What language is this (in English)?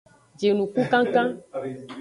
Aja (Benin)